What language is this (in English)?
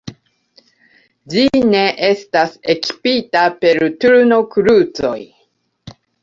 Esperanto